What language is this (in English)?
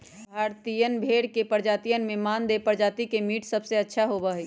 Magahi